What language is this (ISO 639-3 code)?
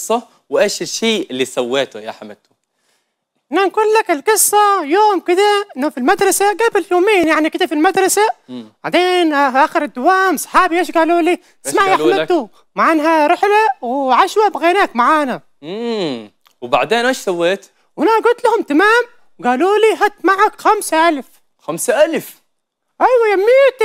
ara